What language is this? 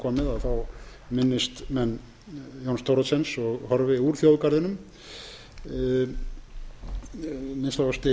Icelandic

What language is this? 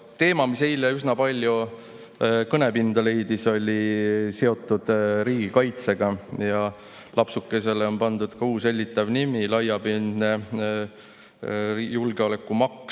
Estonian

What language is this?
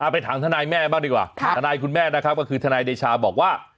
Thai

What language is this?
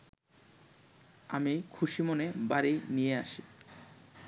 Bangla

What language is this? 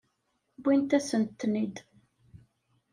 Kabyle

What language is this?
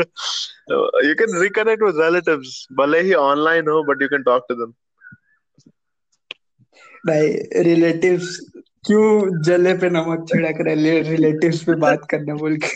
Hindi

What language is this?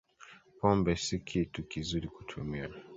Swahili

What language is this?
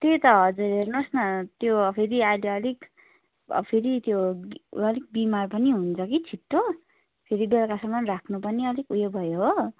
Nepali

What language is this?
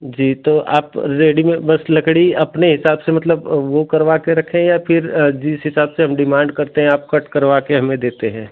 Hindi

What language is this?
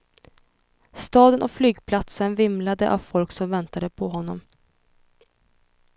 Swedish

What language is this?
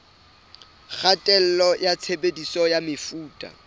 Southern Sotho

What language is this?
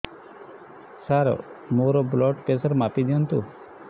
Odia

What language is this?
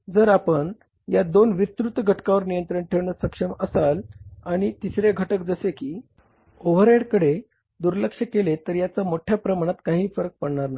Marathi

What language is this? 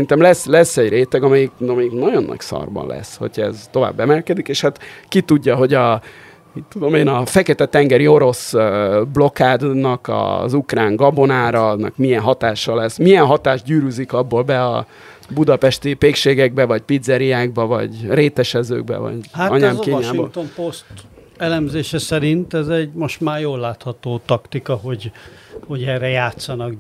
Hungarian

